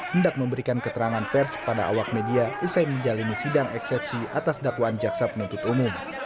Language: Indonesian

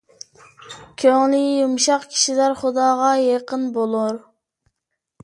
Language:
Uyghur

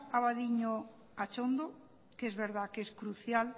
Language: Spanish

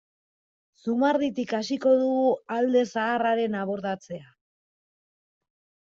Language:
Basque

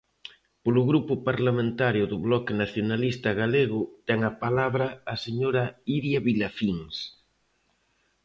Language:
Galician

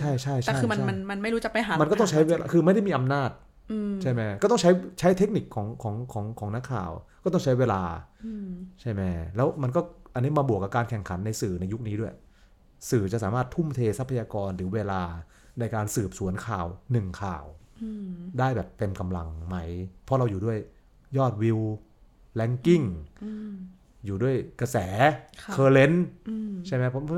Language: Thai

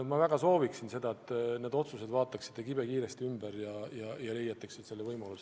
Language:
Estonian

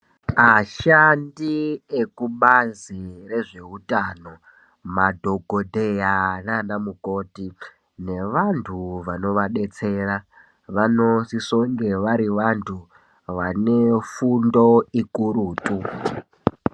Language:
Ndau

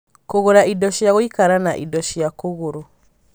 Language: Kikuyu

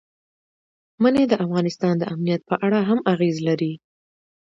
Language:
Pashto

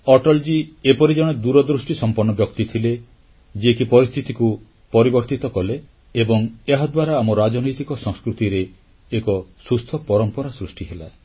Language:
Odia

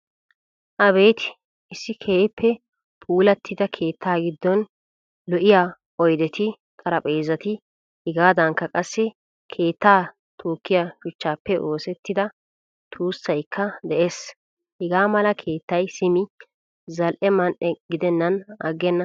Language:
Wolaytta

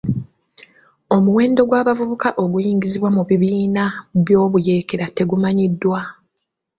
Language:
Ganda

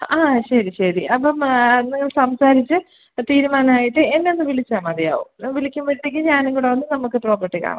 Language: Malayalam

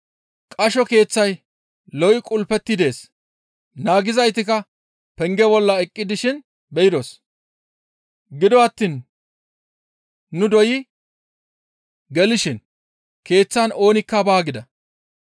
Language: Gamo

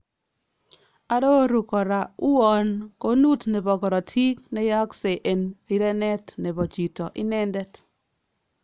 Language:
Kalenjin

